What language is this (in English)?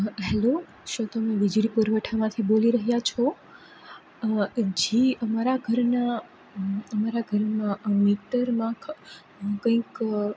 Gujarati